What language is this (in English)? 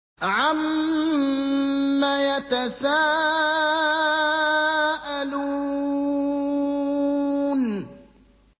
Arabic